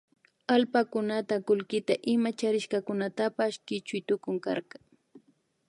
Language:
Imbabura Highland Quichua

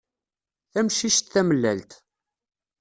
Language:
Kabyle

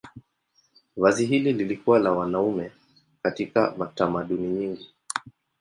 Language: Swahili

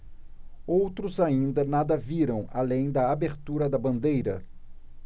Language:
Portuguese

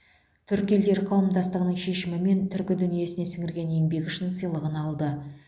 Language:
Kazakh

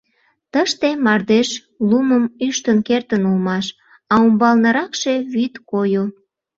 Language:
Mari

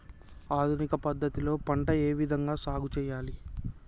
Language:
Telugu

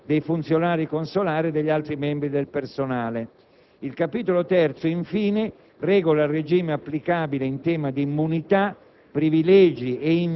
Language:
Italian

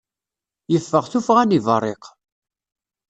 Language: Kabyle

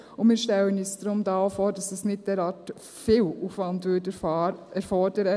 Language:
Swiss German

